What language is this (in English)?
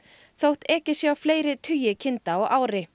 Icelandic